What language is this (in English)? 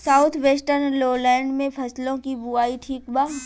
Bhojpuri